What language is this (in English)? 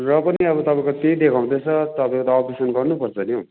Nepali